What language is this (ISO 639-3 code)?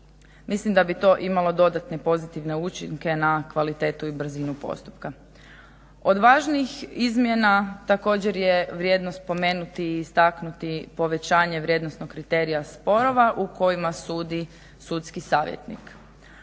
hrv